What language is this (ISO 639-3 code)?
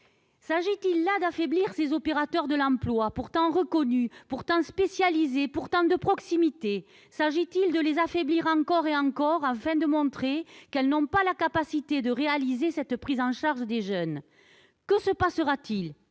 fra